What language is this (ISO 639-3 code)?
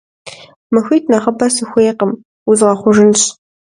kbd